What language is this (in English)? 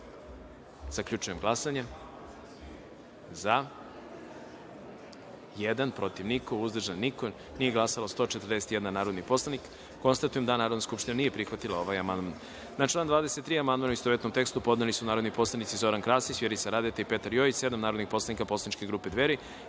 Serbian